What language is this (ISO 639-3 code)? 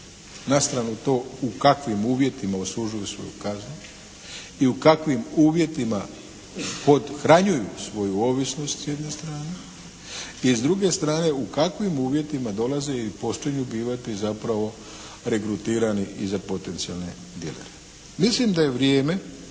hrv